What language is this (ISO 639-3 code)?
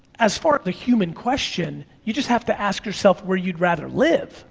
eng